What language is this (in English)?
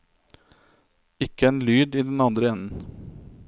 Norwegian